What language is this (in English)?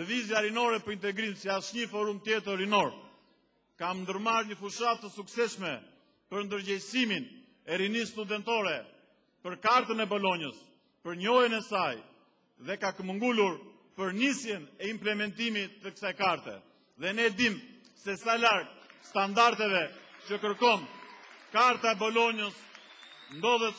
Romanian